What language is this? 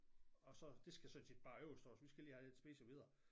Danish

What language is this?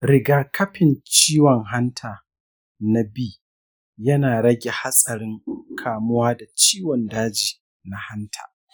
Hausa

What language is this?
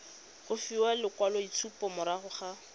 Tswana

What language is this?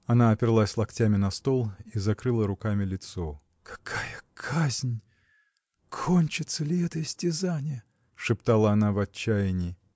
Russian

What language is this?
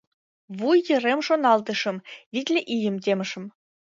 Mari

